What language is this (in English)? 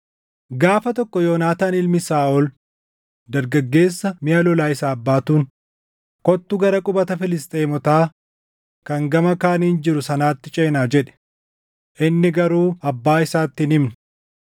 Oromo